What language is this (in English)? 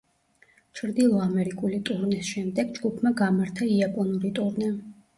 Georgian